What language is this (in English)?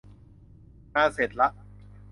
Thai